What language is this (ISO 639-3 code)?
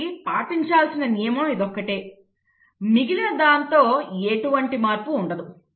tel